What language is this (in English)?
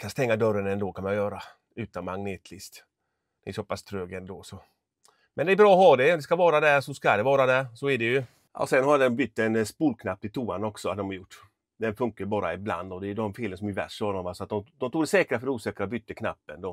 Swedish